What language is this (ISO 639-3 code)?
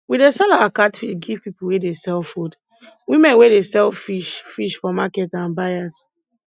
pcm